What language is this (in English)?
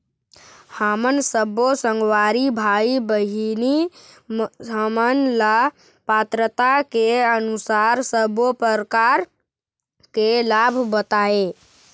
Chhattisgarhi